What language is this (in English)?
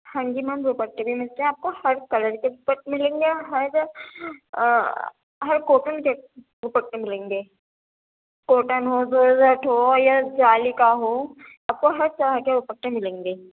Urdu